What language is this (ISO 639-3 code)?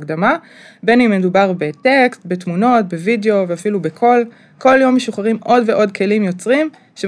heb